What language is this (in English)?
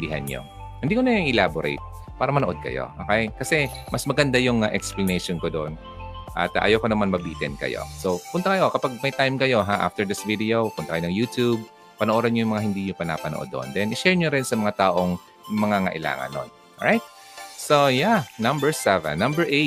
Filipino